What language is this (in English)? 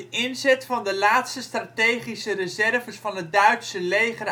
Dutch